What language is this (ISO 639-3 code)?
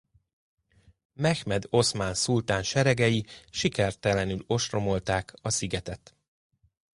hun